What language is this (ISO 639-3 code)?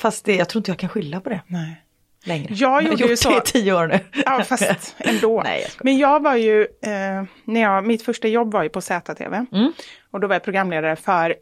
swe